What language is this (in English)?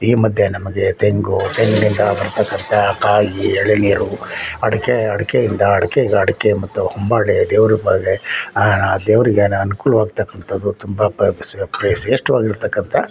Kannada